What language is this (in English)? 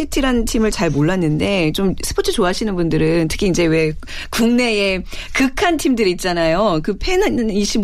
Korean